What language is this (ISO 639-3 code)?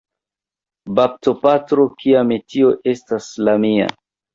epo